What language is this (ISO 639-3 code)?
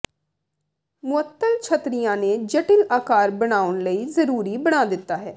pan